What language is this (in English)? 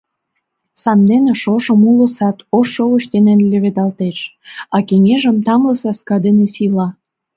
Mari